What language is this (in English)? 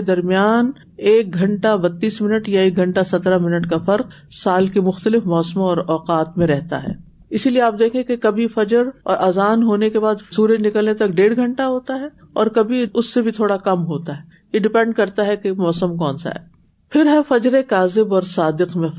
Urdu